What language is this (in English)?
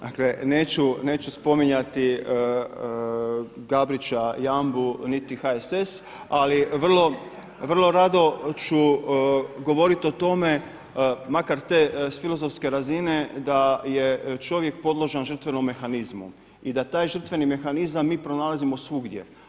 Croatian